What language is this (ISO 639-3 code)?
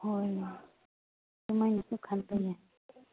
mni